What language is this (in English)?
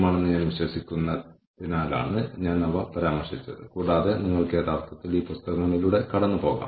Malayalam